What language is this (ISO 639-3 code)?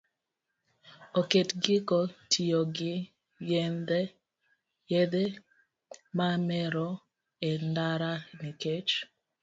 luo